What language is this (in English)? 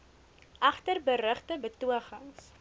Afrikaans